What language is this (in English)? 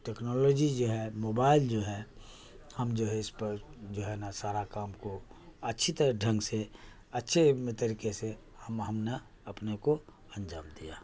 Urdu